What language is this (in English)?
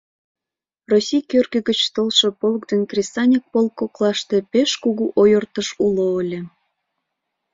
Mari